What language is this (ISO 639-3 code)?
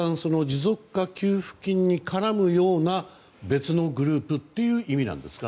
jpn